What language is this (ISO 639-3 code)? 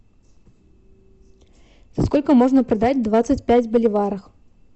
rus